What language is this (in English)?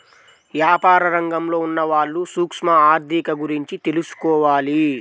Telugu